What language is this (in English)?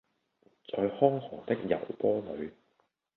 Cantonese